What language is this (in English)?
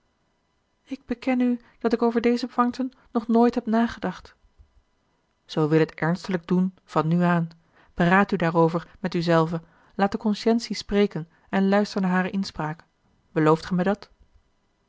Dutch